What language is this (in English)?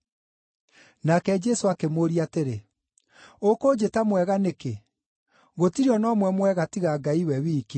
Kikuyu